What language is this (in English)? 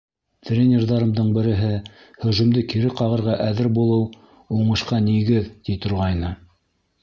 Bashkir